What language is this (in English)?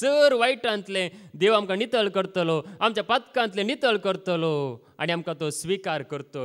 Romanian